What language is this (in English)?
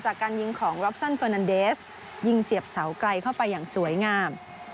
Thai